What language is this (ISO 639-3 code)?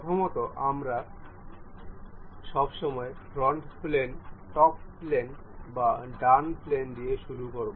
ben